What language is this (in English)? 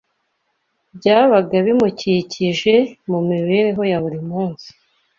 Kinyarwanda